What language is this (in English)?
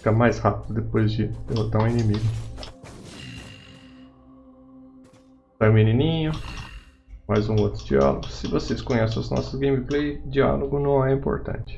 Portuguese